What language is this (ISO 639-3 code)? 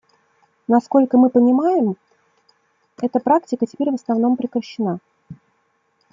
rus